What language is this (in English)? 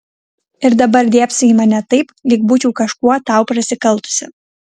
Lithuanian